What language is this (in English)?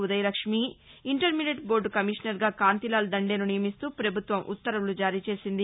Telugu